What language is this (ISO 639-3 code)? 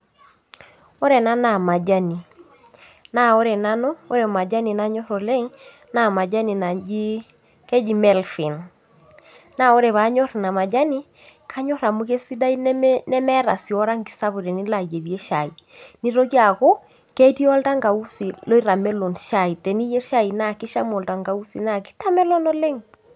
mas